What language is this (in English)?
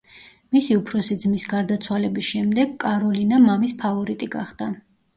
Georgian